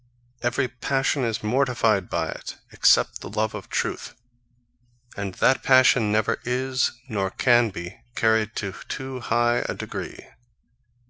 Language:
English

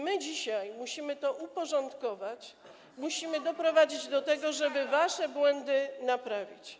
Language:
Polish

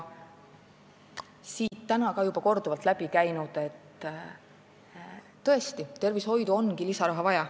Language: Estonian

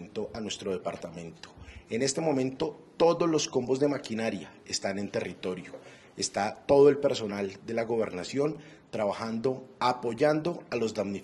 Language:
Spanish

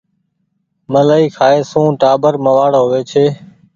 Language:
Goaria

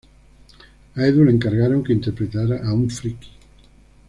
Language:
Spanish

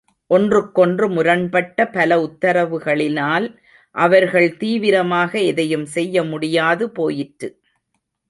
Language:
Tamil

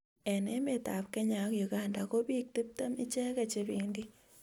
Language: Kalenjin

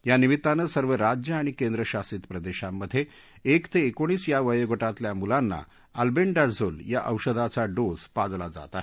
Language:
Marathi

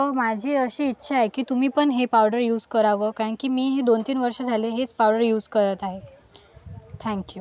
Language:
Marathi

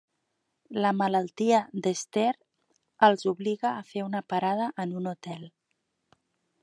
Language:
Catalan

